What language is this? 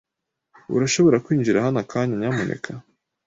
Kinyarwanda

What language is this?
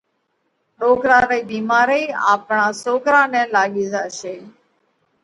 Parkari Koli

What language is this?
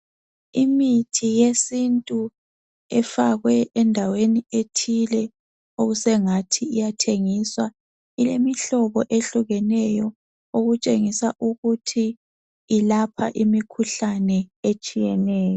North Ndebele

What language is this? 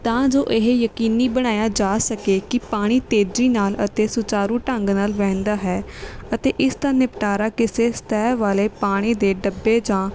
Punjabi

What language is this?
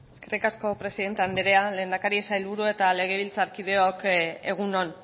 Basque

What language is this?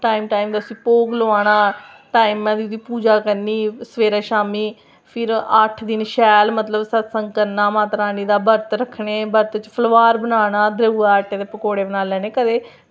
Dogri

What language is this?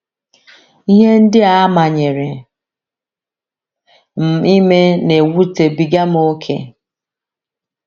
Igbo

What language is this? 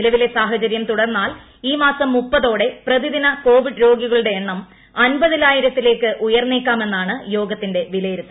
Malayalam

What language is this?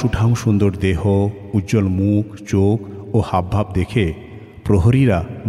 Bangla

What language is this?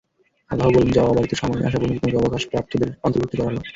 Bangla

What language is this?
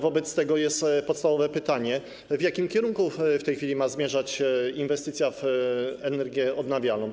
Polish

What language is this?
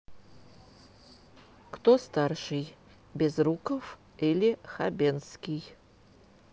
Russian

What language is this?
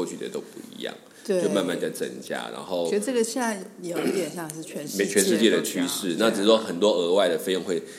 Chinese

